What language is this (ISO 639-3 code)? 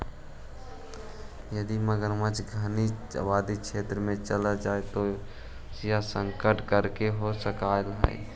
mag